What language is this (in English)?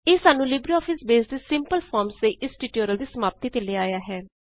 Punjabi